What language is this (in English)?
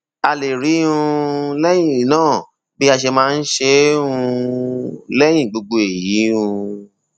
Yoruba